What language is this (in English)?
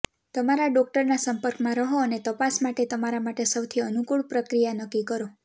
Gujarati